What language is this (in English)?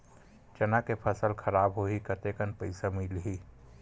Chhattisgarhi